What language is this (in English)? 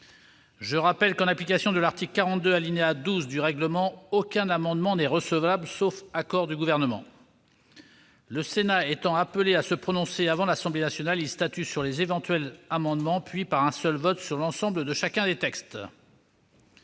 French